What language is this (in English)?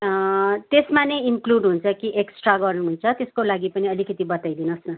Nepali